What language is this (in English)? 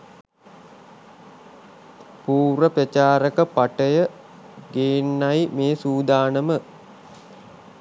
Sinhala